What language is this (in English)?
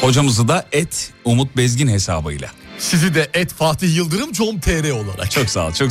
Turkish